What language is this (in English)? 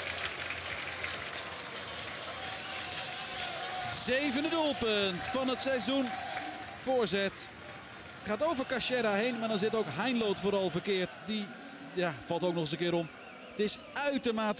Dutch